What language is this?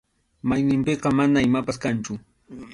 Arequipa-La Unión Quechua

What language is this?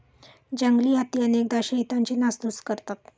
Marathi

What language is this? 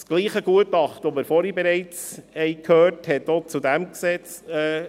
Swiss German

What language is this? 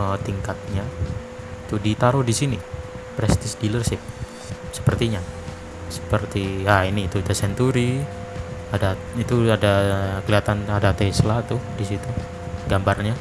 Indonesian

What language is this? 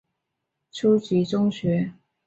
Chinese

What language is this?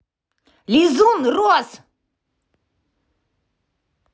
Russian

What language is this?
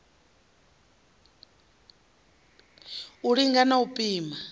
Venda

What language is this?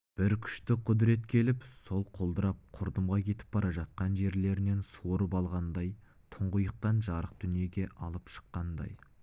Kazakh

